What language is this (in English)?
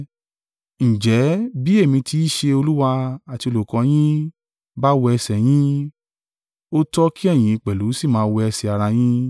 Yoruba